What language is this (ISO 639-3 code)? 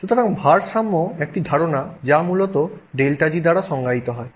ben